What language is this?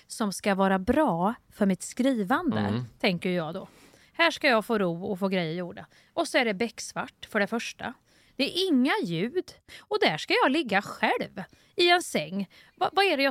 Swedish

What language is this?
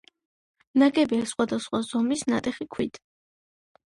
Georgian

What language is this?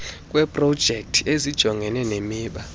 Xhosa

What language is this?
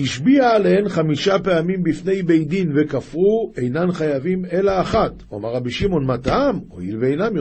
Hebrew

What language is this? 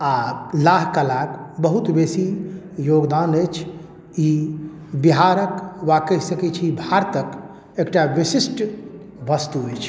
Maithili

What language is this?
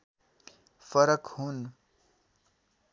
Nepali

